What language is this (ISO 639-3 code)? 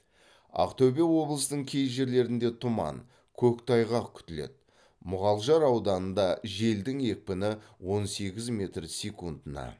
kaz